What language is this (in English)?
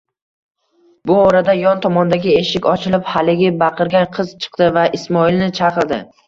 Uzbek